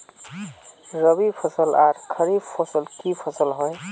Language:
Magahi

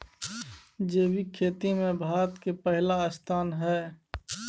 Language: Maithili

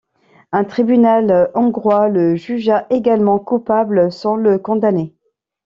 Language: French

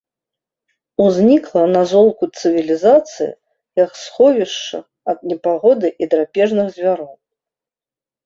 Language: Belarusian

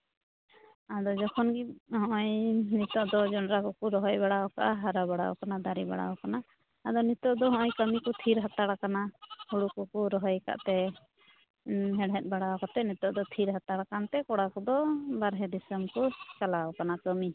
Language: Santali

